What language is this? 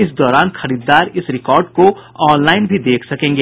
Hindi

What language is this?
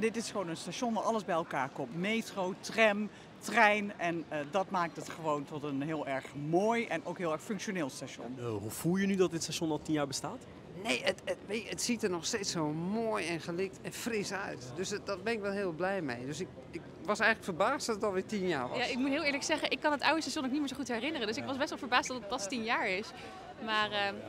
Dutch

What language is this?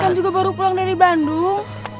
Indonesian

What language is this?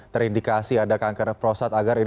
Indonesian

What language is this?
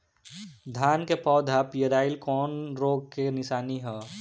Bhojpuri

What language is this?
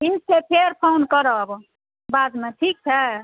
Maithili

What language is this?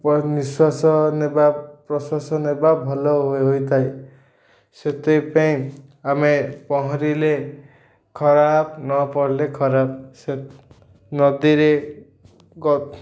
Odia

